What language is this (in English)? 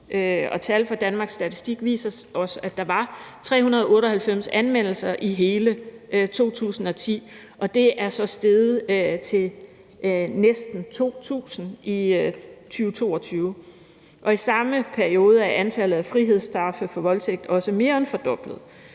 Danish